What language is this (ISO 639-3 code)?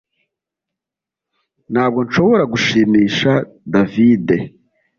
kin